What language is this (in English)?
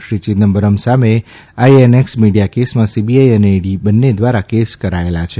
Gujarati